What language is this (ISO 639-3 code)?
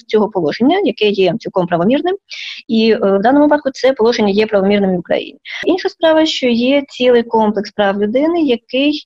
ukr